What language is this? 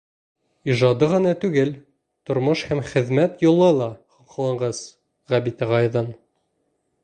Bashkir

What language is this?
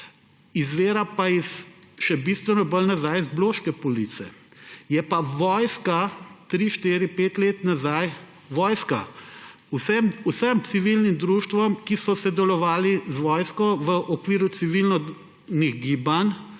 Slovenian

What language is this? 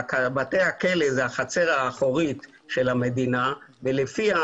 Hebrew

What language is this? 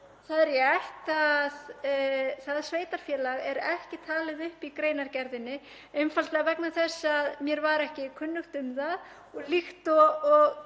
Icelandic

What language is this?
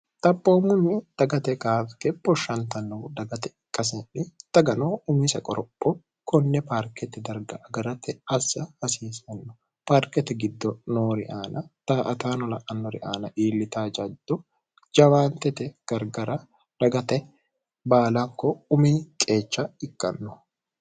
Sidamo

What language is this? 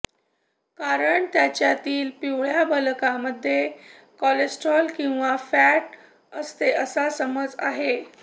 Marathi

